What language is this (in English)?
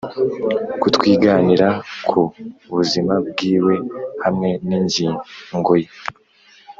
Kinyarwanda